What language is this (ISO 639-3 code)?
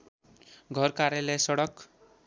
nep